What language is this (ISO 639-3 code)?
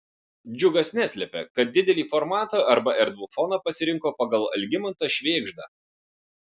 lit